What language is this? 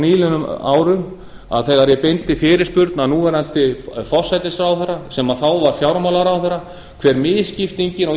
Icelandic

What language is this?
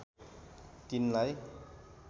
Nepali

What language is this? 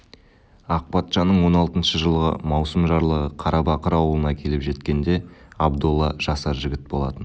Kazakh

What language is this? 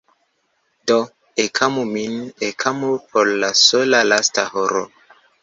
Esperanto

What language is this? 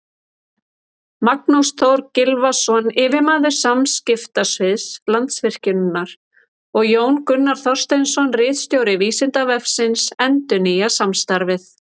Icelandic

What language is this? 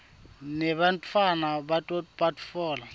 Swati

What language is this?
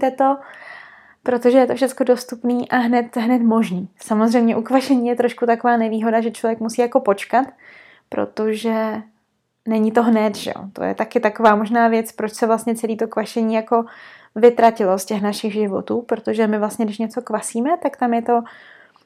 Czech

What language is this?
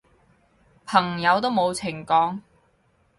Cantonese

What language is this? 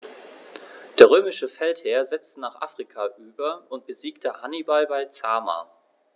German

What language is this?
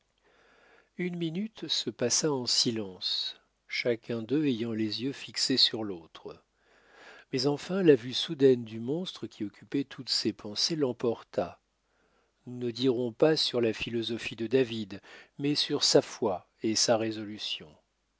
French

